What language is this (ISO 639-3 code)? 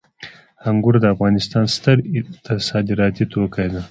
pus